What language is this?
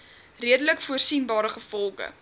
Afrikaans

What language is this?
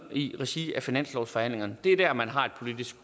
Danish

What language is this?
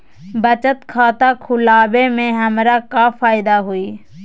Magahi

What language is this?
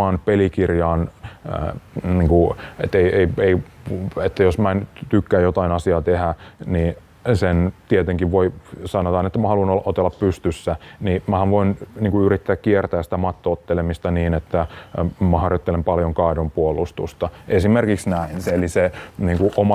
Finnish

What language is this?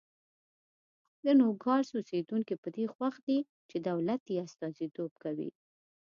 Pashto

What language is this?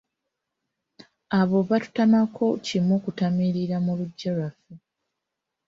Ganda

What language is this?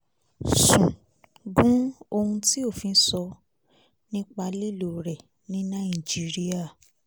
Yoruba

